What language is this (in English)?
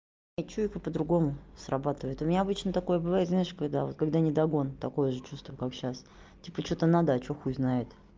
Russian